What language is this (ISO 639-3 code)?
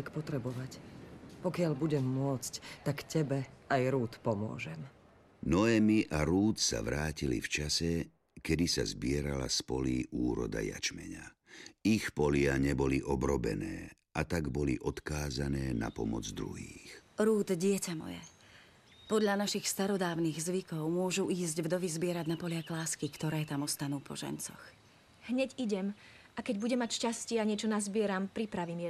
slk